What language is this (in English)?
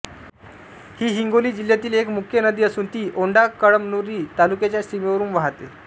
Marathi